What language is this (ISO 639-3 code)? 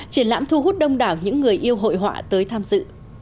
vie